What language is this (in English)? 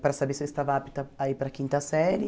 Portuguese